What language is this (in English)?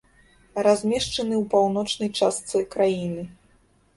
Belarusian